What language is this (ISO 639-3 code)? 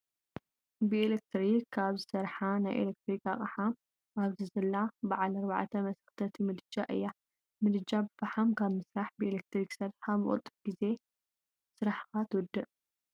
tir